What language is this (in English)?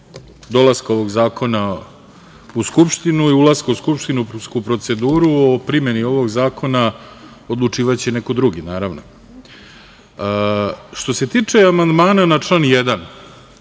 Serbian